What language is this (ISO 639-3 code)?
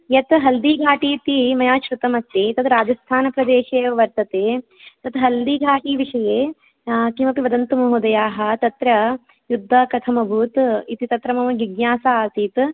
san